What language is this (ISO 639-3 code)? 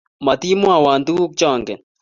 kln